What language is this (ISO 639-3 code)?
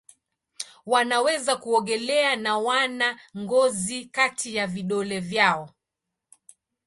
swa